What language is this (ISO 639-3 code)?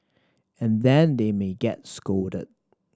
eng